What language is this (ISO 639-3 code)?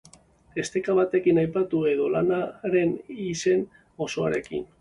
eus